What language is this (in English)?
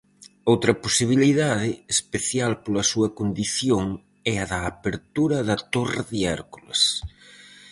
Galician